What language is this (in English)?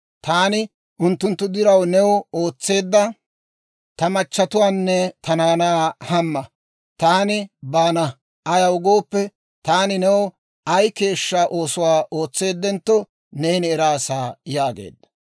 Dawro